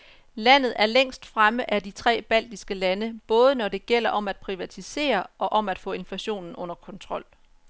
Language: Danish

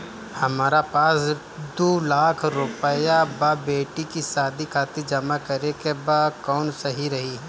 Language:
Bhojpuri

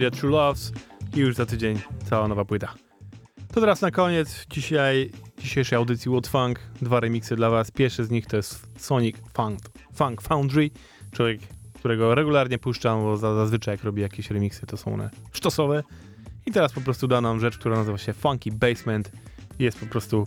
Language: Polish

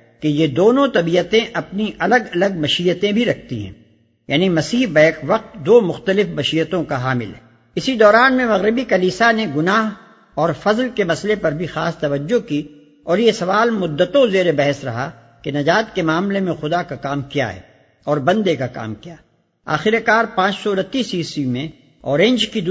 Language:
Urdu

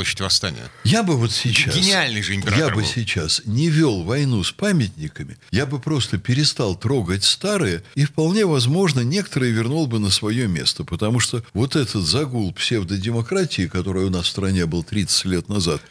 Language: Russian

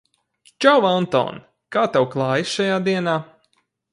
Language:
Latvian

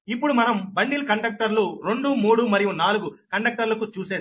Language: Telugu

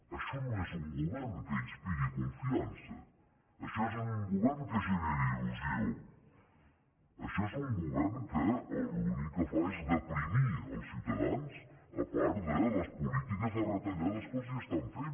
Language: Catalan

